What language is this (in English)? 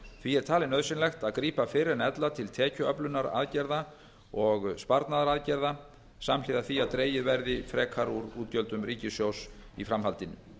Icelandic